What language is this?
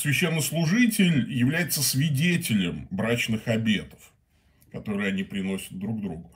Russian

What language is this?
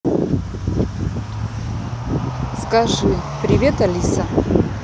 Russian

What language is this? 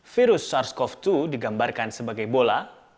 Indonesian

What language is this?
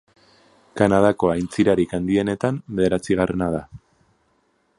Basque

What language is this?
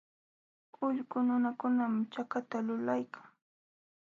Jauja Wanca Quechua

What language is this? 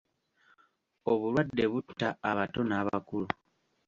Ganda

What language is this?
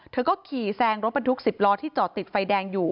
Thai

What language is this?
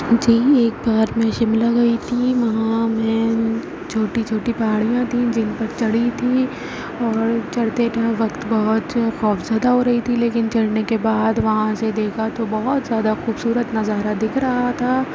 Urdu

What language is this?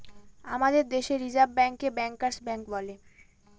Bangla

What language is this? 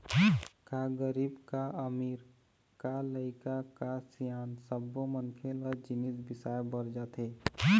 Chhattisgarhi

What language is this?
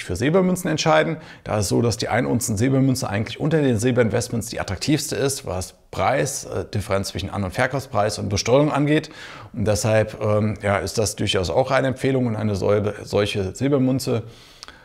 German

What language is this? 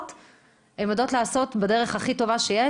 Hebrew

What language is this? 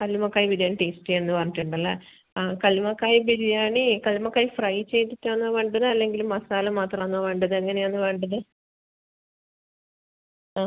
Malayalam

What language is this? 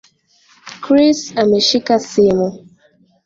Swahili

